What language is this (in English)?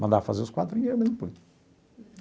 Portuguese